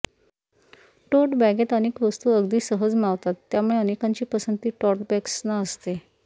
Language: Marathi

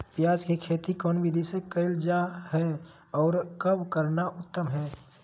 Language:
Magahi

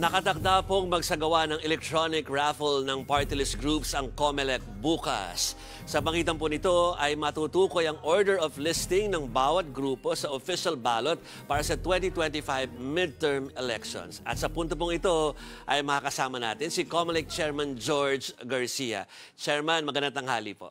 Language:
Filipino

